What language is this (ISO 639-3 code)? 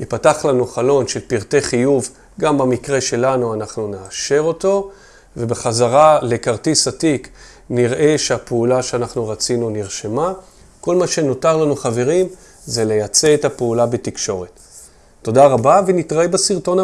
heb